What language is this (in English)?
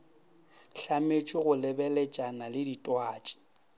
Northern Sotho